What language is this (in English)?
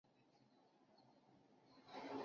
Chinese